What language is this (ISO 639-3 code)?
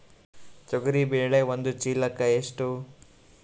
kan